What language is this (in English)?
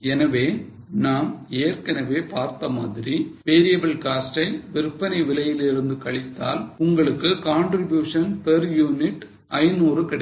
Tamil